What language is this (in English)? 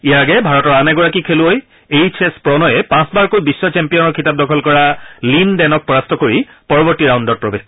Assamese